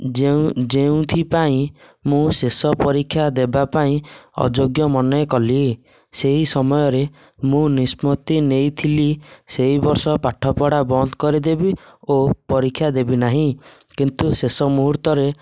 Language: Odia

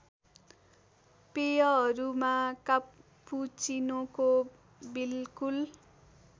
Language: Nepali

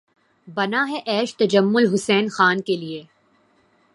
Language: Urdu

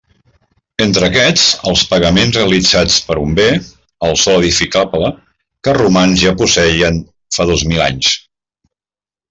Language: Catalan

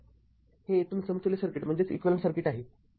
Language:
Marathi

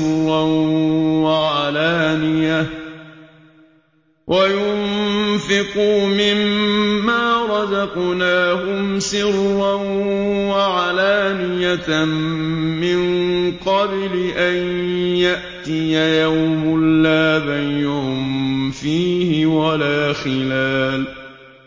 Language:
Arabic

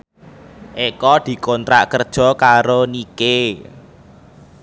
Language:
Javanese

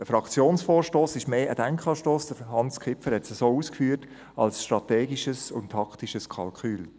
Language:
Swiss German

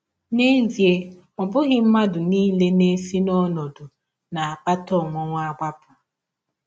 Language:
Igbo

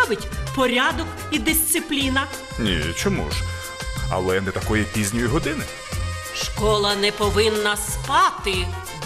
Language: Ukrainian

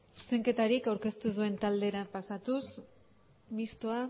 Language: Basque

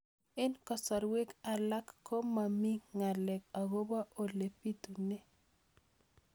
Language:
Kalenjin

